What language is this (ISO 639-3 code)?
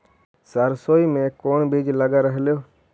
mag